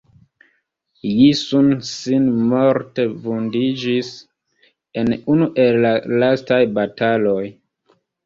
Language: Esperanto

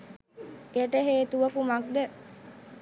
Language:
Sinhala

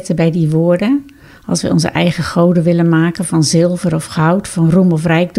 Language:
Dutch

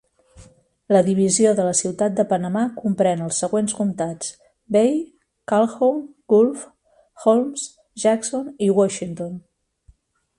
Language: Catalan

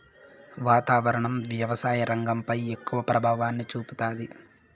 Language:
Telugu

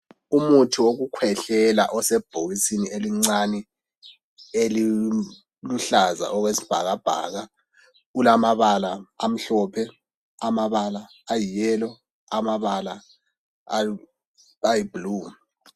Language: North Ndebele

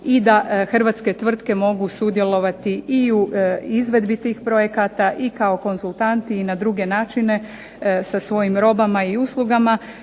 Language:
Croatian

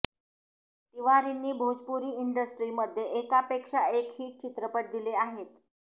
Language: Marathi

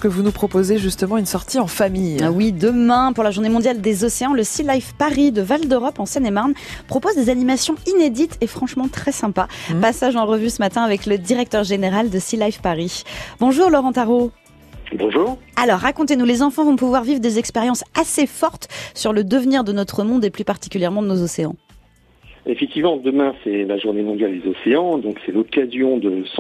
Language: French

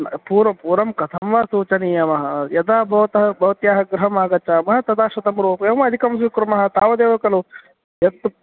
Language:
Sanskrit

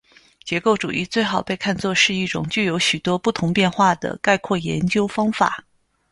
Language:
Chinese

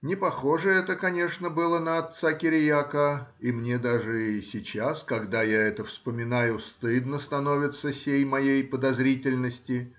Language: Russian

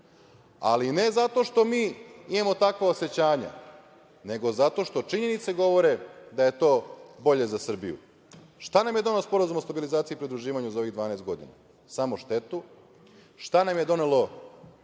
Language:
Serbian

